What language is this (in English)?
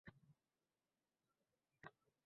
Uzbek